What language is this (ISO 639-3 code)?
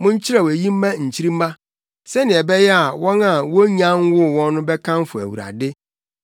aka